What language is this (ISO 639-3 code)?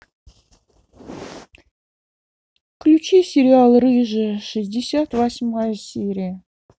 rus